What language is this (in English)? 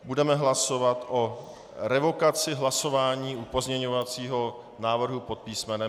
Czech